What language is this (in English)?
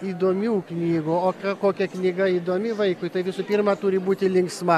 Lithuanian